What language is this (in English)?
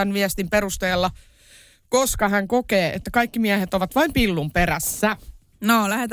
Finnish